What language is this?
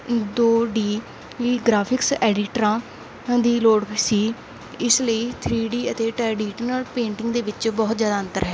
Punjabi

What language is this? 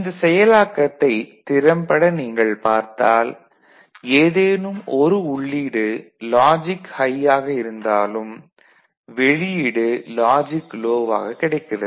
Tamil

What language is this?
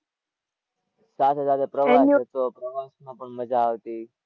Gujarati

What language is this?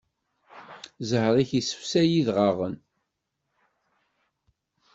Kabyle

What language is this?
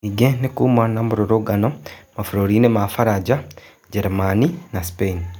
Kikuyu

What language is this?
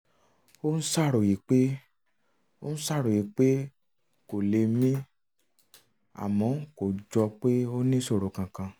Yoruba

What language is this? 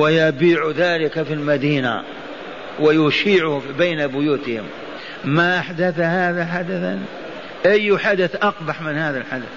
Arabic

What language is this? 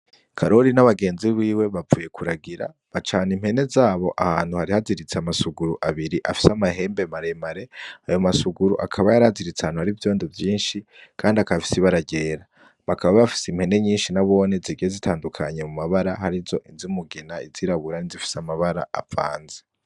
Rundi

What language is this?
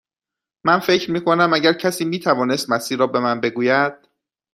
Persian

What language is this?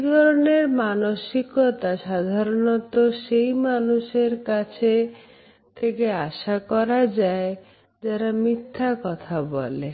Bangla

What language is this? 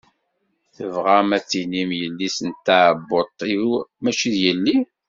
Kabyle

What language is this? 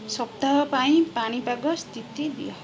Odia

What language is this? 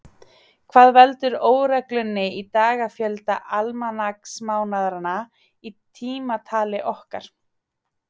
Icelandic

